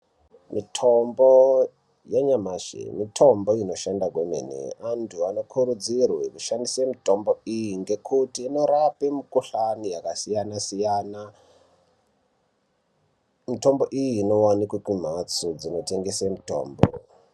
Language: Ndau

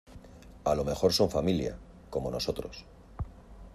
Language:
Spanish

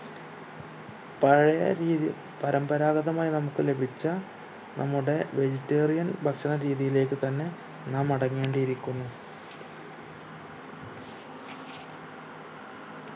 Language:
Malayalam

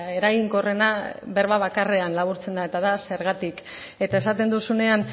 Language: Basque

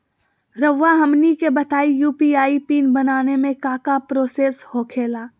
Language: Magahi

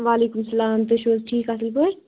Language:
Kashmiri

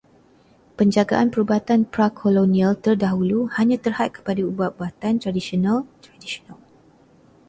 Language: Malay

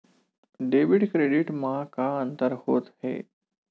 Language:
Chhattisgarhi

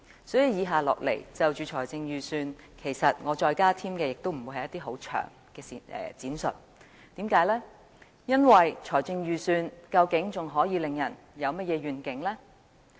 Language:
Cantonese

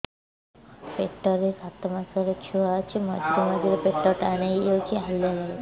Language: Odia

